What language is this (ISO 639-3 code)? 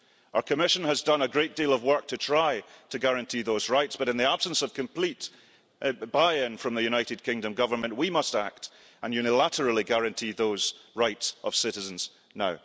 eng